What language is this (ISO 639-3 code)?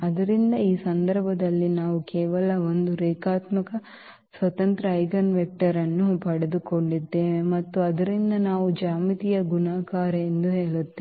kan